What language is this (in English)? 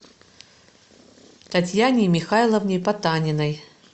Russian